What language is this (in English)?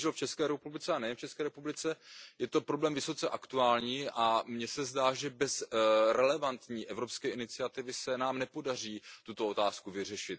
Czech